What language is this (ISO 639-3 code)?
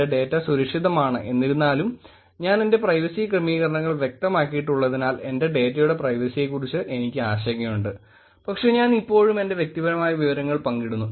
mal